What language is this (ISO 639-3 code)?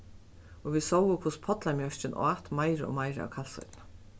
fao